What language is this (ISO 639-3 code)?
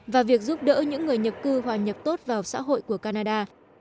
vie